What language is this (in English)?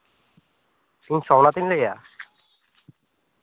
Santali